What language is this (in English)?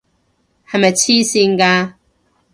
Cantonese